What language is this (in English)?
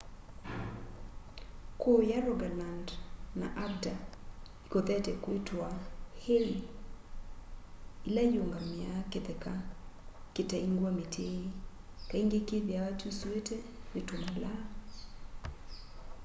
Kamba